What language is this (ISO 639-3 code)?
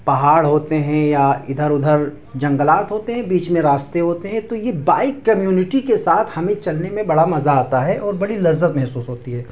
urd